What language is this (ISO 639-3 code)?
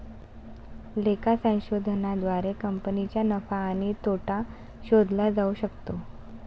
mar